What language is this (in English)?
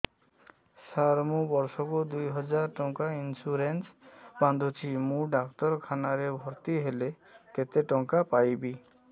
Odia